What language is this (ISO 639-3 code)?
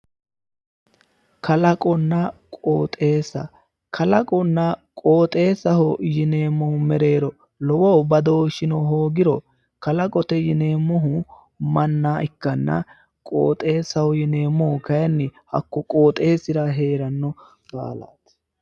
sid